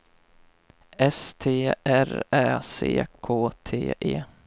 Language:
Swedish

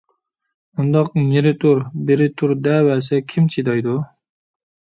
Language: Uyghur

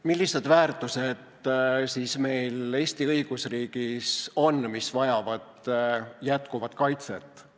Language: Estonian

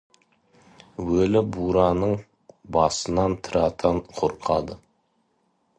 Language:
Kazakh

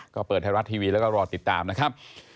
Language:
Thai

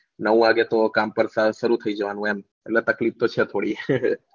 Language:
Gujarati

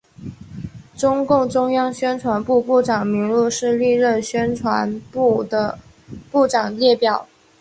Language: Chinese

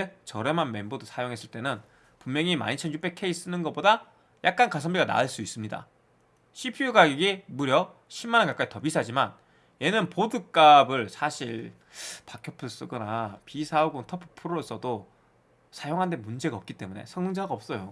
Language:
Korean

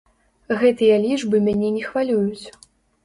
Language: Belarusian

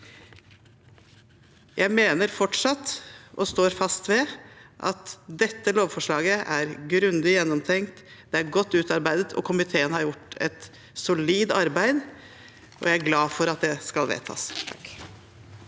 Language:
Norwegian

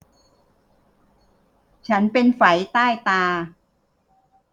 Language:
Thai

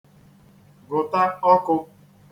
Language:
Igbo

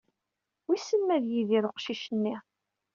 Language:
Kabyle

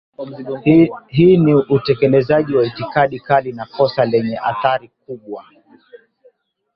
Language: Swahili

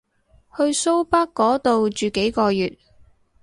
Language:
Cantonese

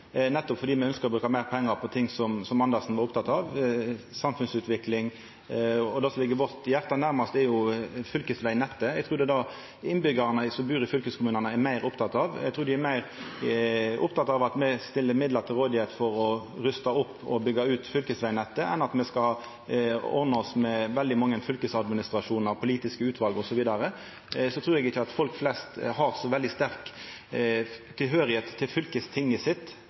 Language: Norwegian Nynorsk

